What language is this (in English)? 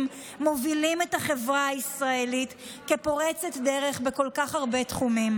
Hebrew